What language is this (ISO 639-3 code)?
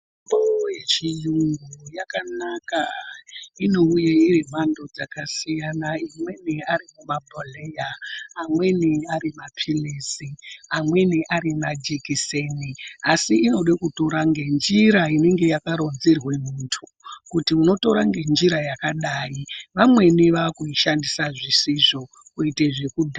ndc